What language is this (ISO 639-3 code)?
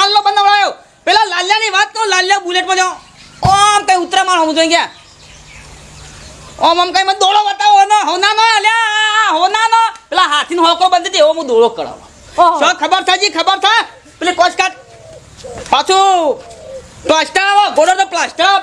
guj